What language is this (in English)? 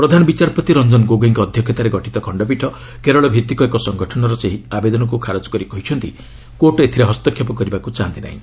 Odia